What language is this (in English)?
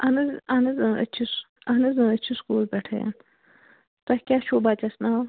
Kashmiri